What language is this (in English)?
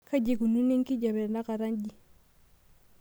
Masai